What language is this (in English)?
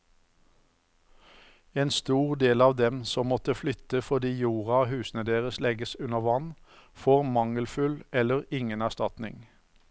Norwegian